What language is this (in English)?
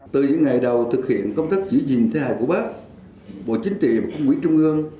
Vietnamese